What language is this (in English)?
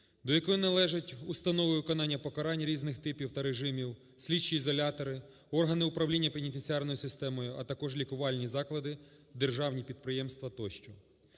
Ukrainian